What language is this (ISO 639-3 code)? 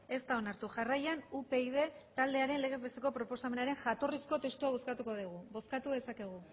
eus